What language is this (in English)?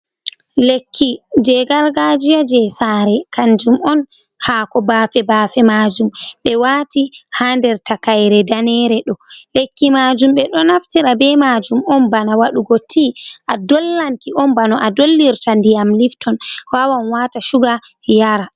Fula